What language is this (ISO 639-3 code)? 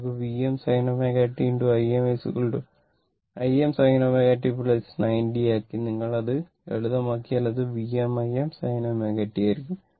mal